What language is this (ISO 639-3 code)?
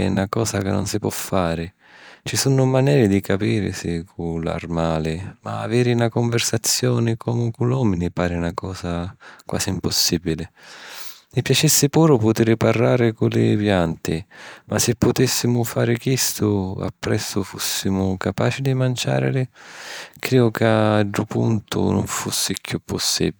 scn